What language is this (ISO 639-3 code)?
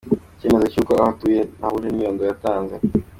kin